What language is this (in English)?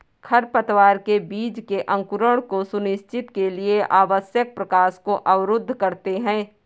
Hindi